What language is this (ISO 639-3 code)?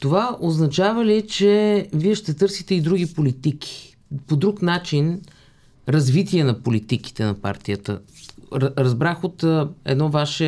bul